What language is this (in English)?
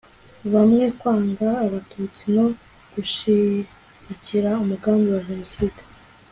Kinyarwanda